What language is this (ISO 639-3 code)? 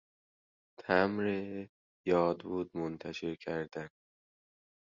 fas